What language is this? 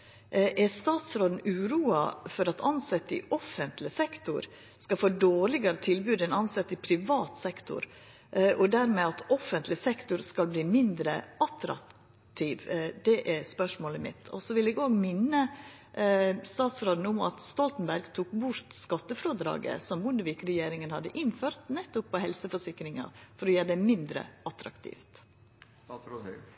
Norwegian Nynorsk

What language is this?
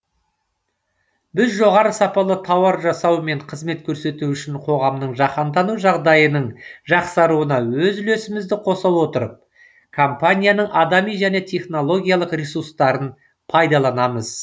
Kazakh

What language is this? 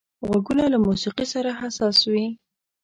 Pashto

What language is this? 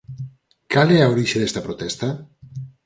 Galician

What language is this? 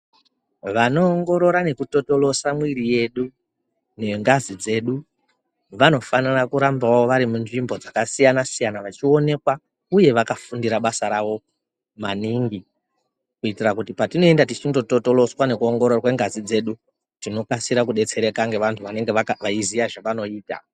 Ndau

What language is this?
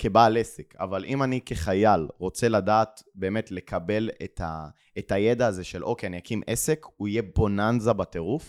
Hebrew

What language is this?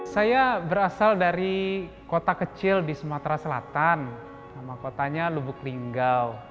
Indonesian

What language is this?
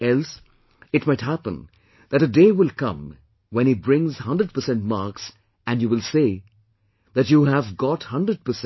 English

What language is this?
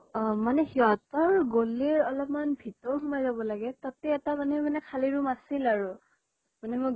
Assamese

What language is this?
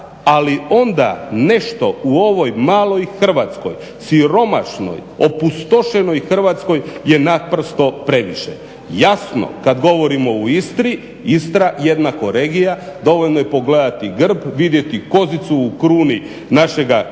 Croatian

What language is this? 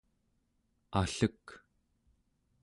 Central Yupik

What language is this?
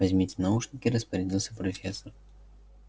Russian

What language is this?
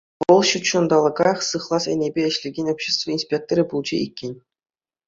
Chuvash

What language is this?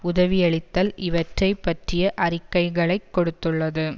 Tamil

